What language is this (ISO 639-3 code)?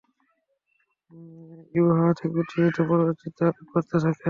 ben